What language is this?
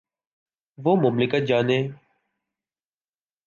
Urdu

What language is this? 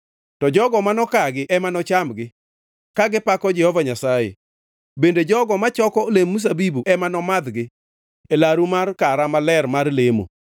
Luo (Kenya and Tanzania)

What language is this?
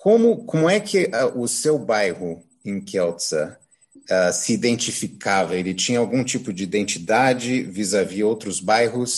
Portuguese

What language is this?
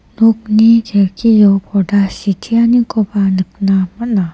Garo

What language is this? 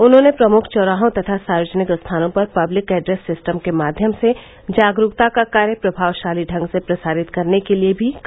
Hindi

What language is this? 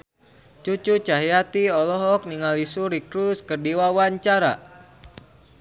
Sundanese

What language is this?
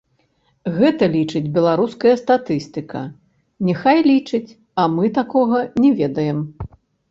Belarusian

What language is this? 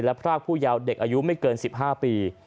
Thai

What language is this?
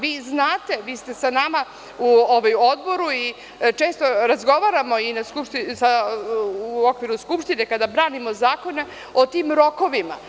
Serbian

